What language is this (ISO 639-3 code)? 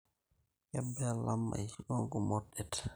mas